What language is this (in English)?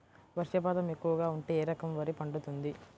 Telugu